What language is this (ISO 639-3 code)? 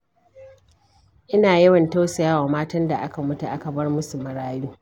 hau